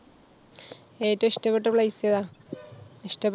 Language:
Malayalam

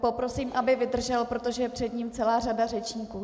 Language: Czech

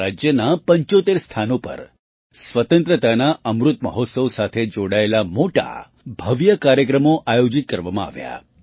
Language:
Gujarati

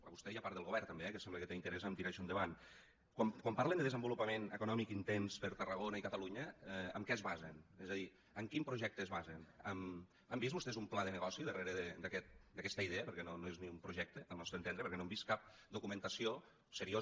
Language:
Catalan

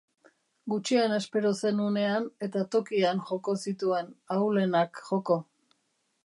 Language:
Basque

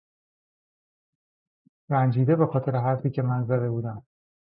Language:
Persian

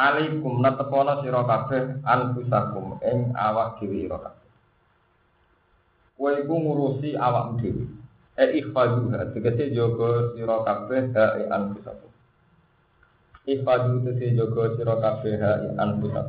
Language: Indonesian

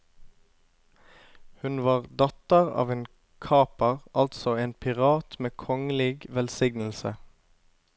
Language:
Norwegian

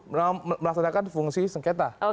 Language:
Indonesian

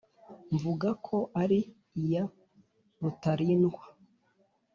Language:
Kinyarwanda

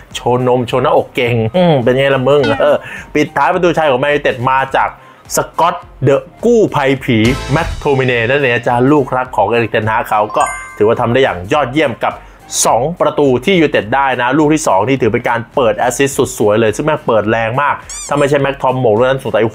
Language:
Thai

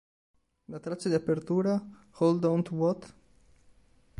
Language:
Italian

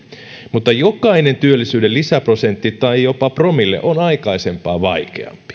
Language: Finnish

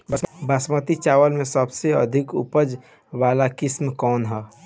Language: Bhojpuri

